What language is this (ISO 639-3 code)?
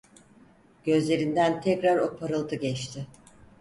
tur